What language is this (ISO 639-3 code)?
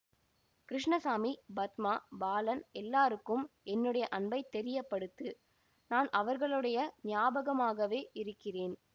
tam